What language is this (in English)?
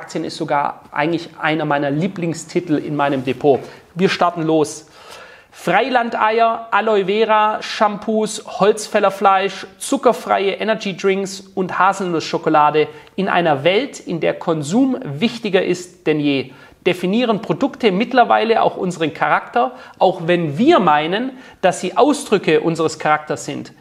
German